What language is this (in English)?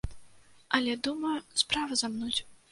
Belarusian